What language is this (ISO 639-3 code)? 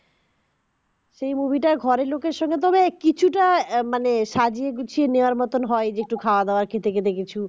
ben